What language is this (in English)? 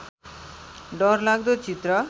Nepali